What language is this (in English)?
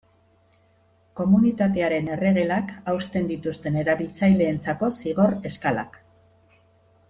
Basque